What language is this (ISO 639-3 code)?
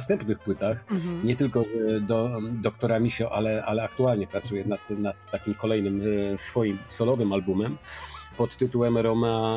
pol